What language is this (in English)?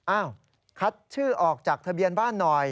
Thai